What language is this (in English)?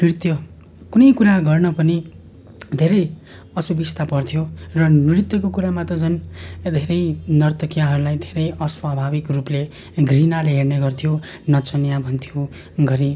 Nepali